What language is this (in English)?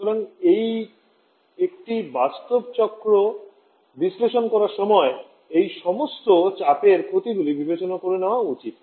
Bangla